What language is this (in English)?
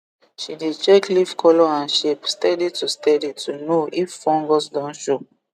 Nigerian Pidgin